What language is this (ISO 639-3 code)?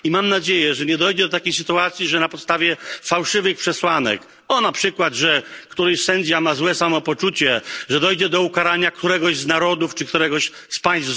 pol